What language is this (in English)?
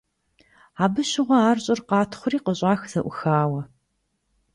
Kabardian